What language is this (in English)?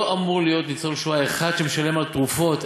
Hebrew